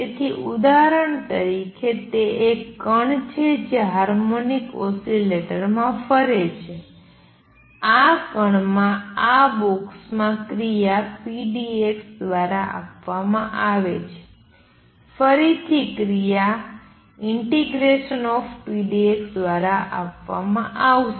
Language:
Gujarati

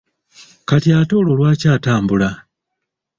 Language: Ganda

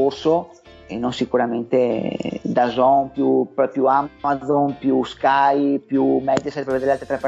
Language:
Italian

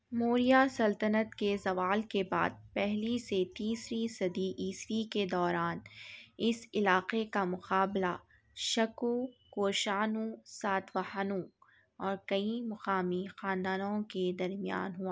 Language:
Urdu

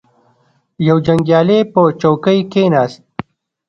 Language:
Pashto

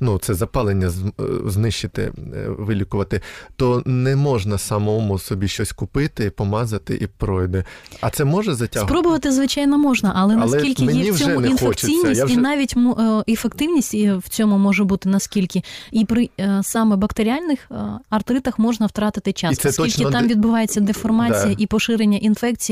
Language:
Ukrainian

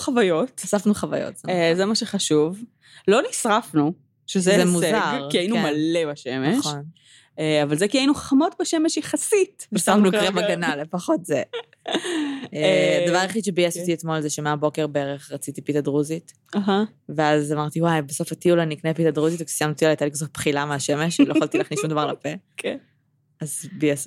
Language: Hebrew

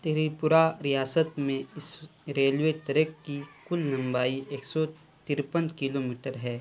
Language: Urdu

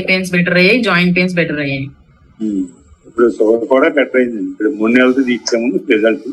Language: Telugu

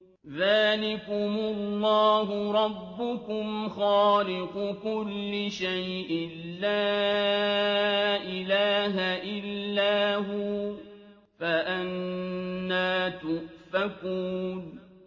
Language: Arabic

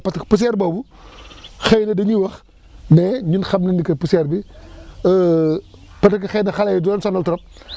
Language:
Wolof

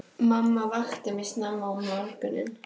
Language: Icelandic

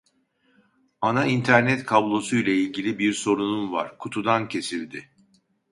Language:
Turkish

